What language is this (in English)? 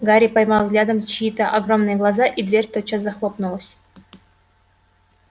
Russian